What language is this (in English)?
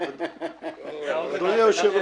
Hebrew